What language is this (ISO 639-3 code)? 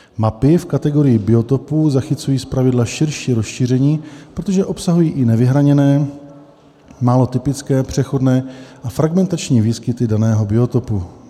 ces